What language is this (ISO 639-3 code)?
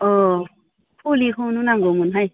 brx